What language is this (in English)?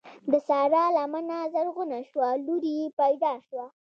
Pashto